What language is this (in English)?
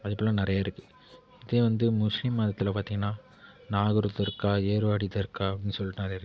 Tamil